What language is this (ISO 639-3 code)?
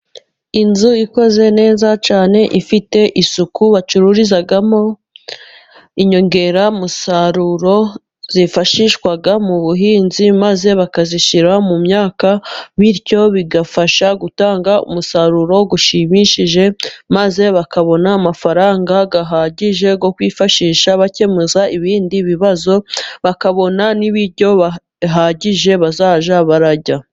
kin